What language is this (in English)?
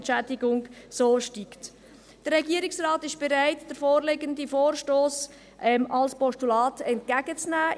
Swiss German